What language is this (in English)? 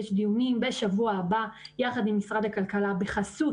Hebrew